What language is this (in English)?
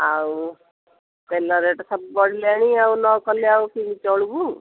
Odia